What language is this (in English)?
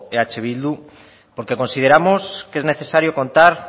Spanish